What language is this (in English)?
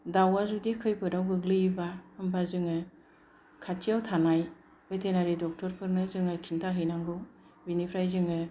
Bodo